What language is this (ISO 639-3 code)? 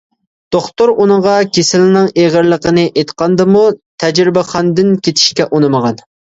uig